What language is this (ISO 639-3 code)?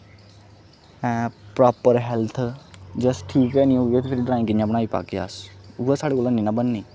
doi